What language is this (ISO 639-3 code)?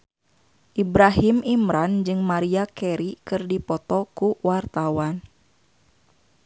sun